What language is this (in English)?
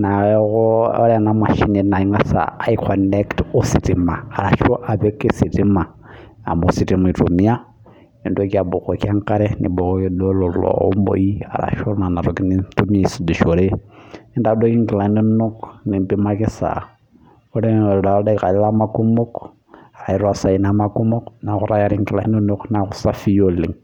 Masai